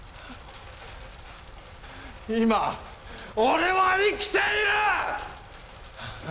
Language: Japanese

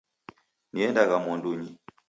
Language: Taita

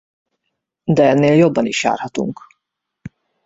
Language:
Hungarian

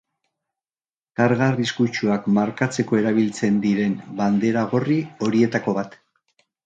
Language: Basque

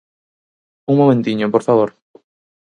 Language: Galician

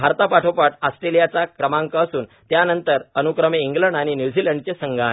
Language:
Marathi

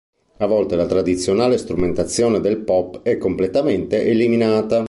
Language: Italian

